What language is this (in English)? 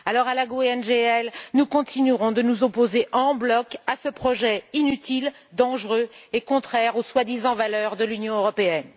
French